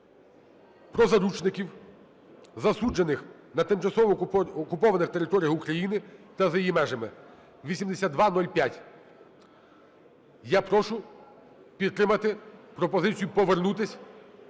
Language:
Ukrainian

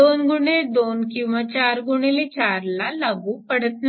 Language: Marathi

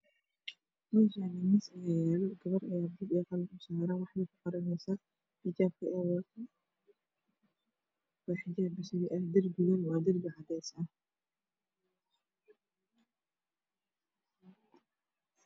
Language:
Somali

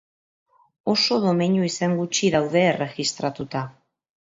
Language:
Basque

